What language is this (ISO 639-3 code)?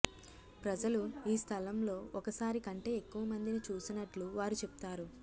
tel